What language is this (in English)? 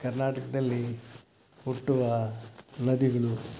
Kannada